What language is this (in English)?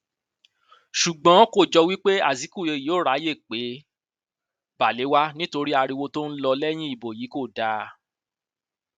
Yoruba